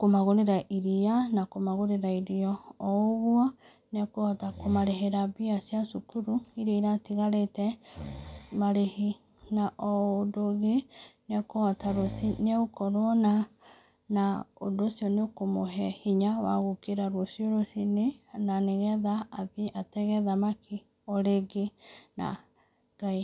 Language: Kikuyu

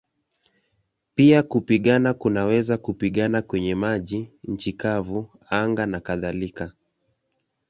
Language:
Swahili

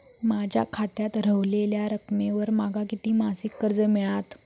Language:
Marathi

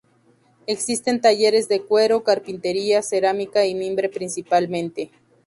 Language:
Spanish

